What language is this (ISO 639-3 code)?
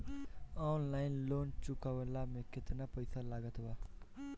bho